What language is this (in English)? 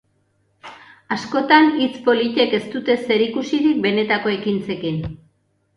Basque